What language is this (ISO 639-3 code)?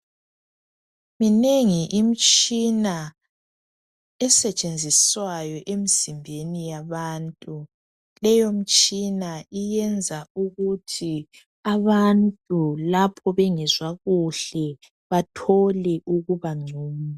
nde